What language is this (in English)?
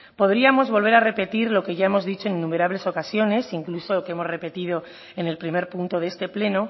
Spanish